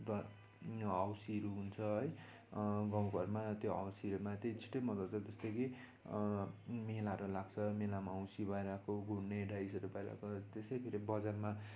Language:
Nepali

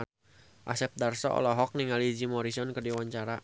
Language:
Sundanese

